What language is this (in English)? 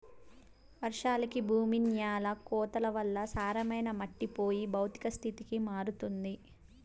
Telugu